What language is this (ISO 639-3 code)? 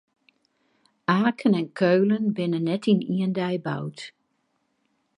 fry